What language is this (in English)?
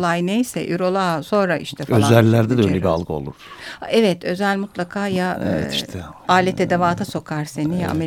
Turkish